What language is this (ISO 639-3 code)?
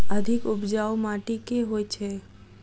mai